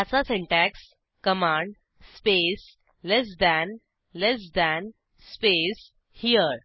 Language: Marathi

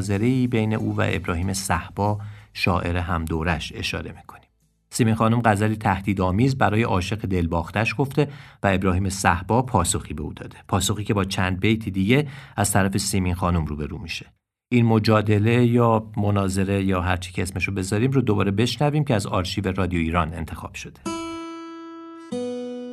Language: Persian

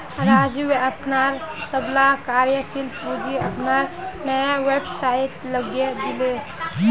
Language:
Magahi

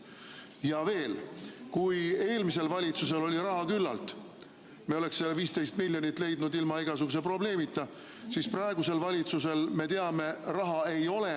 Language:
Estonian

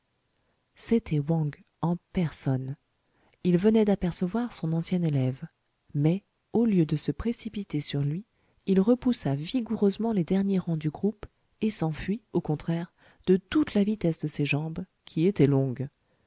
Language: French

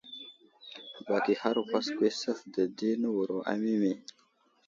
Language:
Wuzlam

